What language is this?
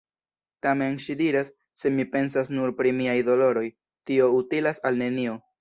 Esperanto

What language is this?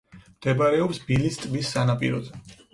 Georgian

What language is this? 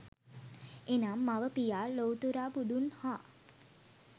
Sinhala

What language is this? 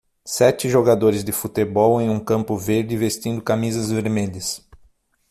Portuguese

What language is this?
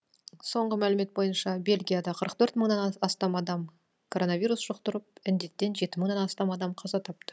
Kazakh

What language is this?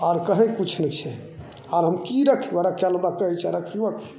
Maithili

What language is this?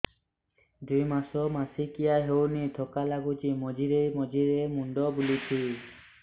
Odia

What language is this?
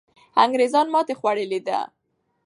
Pashto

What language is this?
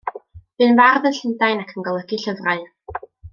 Welsh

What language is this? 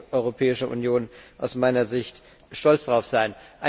German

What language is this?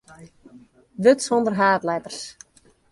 Western Frisian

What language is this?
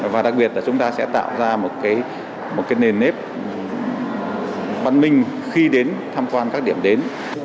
Vietnamese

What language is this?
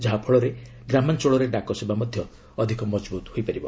Odia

